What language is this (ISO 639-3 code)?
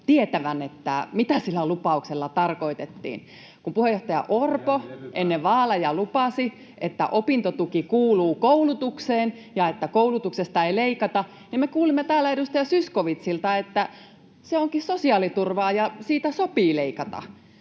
fin